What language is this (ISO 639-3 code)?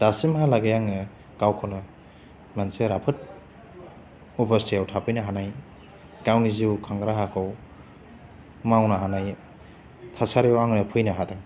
brx